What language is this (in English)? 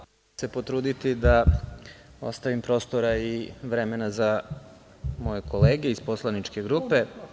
Serbian